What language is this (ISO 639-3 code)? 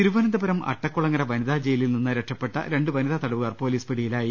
mal